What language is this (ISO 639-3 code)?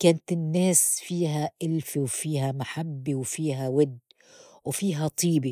apc